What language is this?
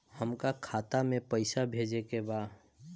Bhojpuri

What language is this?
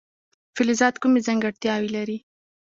Pashto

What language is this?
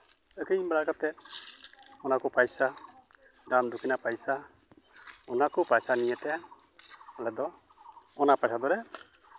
Santali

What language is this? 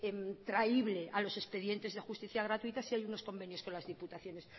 Spanish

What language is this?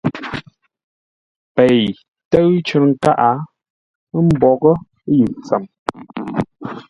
Ngombale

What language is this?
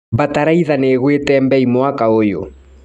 Kikuyu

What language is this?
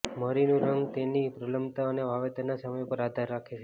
Gujarati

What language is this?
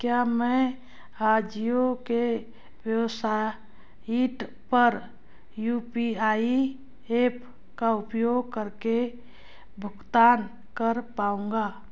Hindi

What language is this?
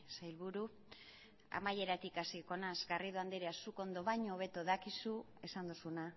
Basque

